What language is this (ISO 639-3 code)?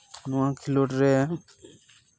sat